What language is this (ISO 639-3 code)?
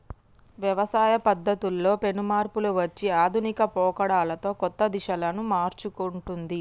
tel